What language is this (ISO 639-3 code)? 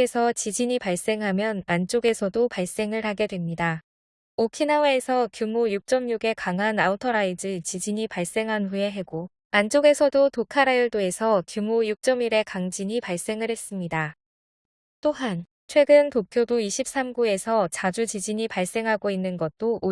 kor